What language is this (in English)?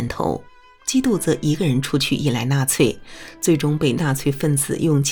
Chinese